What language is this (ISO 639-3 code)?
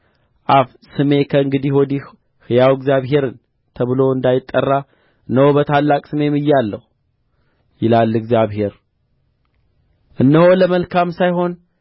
amh